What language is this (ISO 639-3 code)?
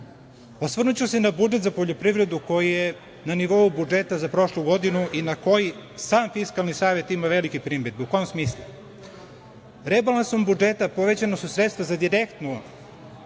srp